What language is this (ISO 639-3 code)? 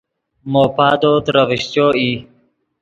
ydg